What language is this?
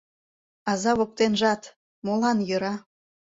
Mari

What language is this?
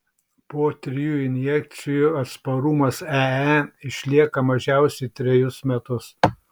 Lithuanian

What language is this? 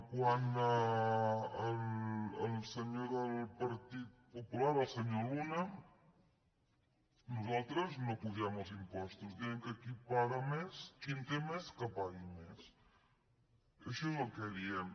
Catalan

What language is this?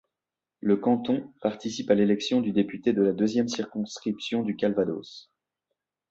French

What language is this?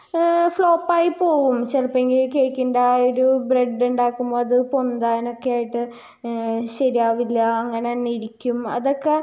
Malayalam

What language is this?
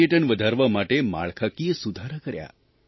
Gujarati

